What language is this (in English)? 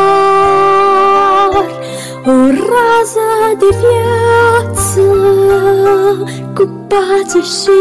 Romanian